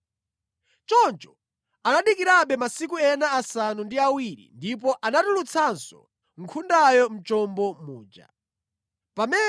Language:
Nyanja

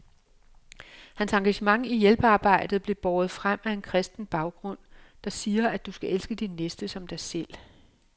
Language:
Danish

